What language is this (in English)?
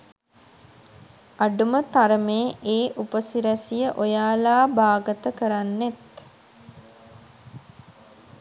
Sinhala